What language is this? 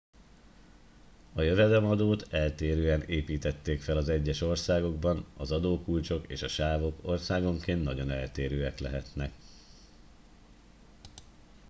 Hungarian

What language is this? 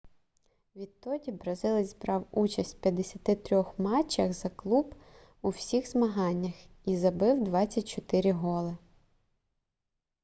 Ukrainian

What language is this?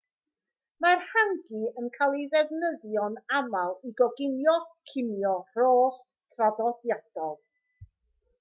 Welsh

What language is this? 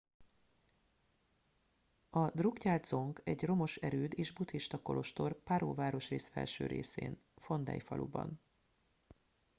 Hungarian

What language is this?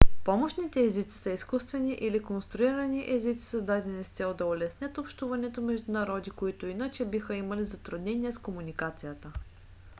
Bulgarian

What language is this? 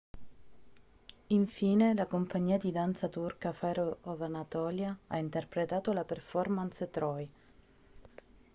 Italian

